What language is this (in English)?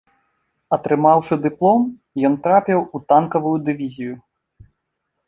Belarusian